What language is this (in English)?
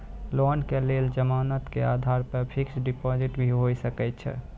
Maithili